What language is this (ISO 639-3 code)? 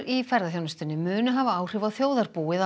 isl